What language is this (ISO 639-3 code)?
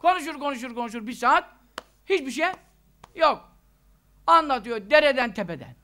tur